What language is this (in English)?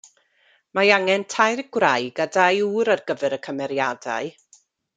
Welsh